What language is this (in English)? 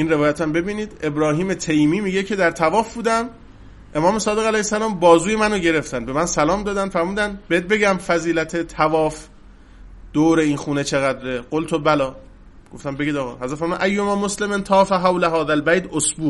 Persian